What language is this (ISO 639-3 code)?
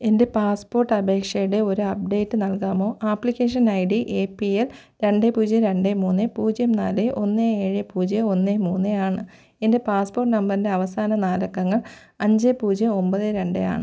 mal